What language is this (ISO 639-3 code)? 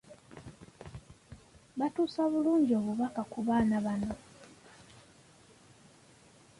lug